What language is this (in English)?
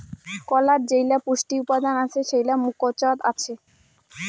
Bangla